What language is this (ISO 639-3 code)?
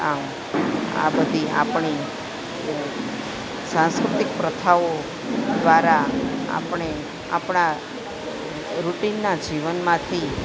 guj